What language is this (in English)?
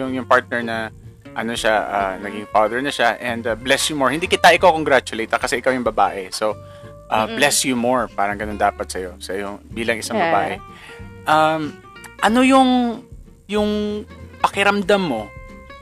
Filipino